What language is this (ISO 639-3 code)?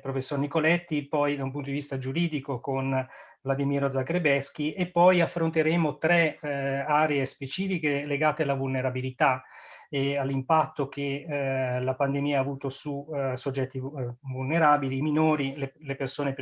ita